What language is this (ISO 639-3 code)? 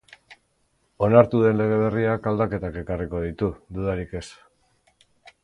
eus